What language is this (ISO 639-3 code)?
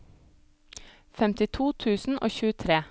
nor